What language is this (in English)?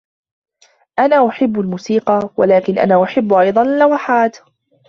Arabic